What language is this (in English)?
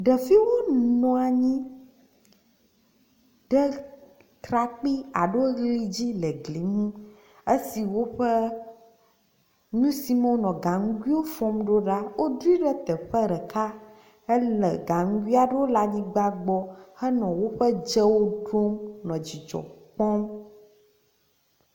Ewe